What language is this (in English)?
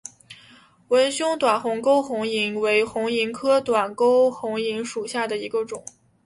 Chinese